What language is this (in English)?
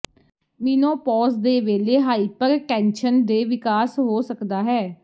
Punjabi